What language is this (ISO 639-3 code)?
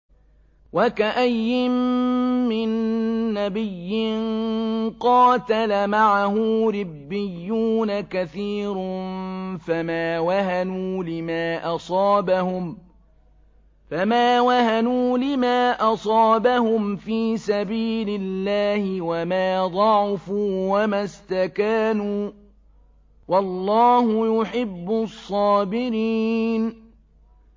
ara